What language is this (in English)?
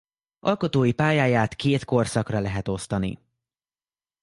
Hungarian